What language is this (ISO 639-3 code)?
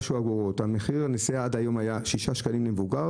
heb